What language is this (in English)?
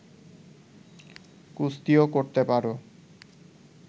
Bangla